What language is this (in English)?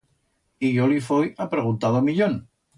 Aragonese